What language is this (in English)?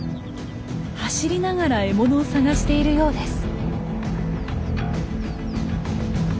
Japanese